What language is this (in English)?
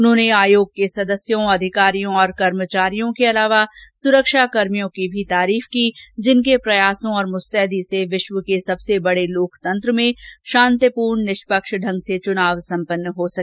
Hindi